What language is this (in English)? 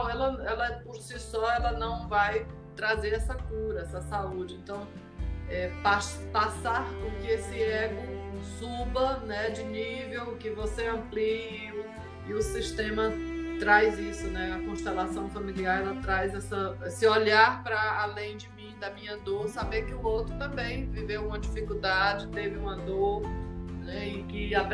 Portuguese